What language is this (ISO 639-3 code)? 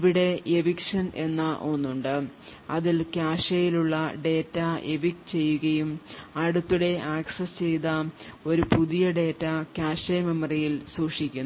mal